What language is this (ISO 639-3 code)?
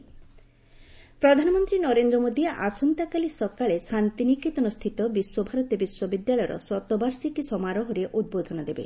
ori